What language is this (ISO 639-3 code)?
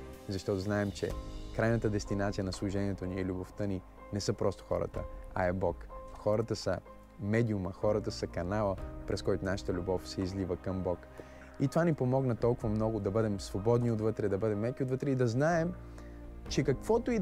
bul